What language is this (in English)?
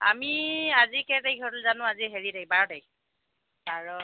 Assamese